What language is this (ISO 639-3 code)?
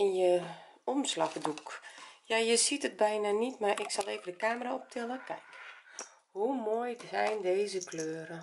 nld